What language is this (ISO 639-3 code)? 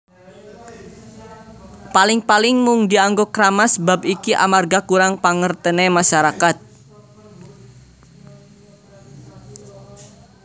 jav